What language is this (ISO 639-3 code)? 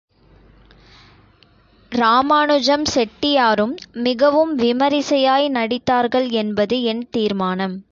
tam